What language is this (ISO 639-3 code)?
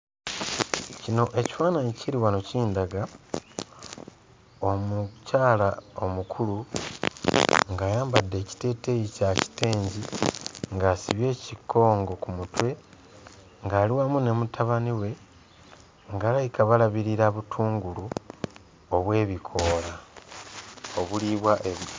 lug